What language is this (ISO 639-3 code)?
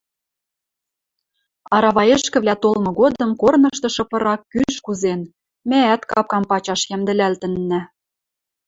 mrj